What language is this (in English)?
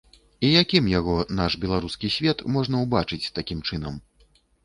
Belarusian